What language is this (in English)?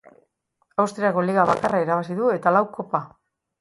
Basque